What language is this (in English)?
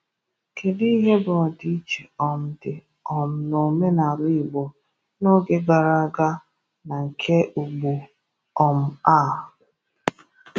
Igbo